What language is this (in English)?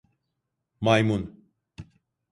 Turkish